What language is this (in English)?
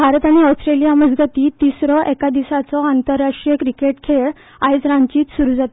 Konkani